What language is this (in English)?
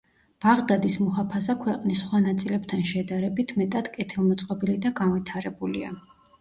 Georgian